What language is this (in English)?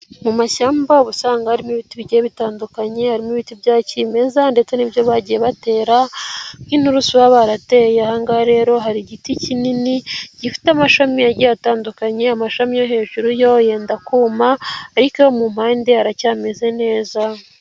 Kinyarwanda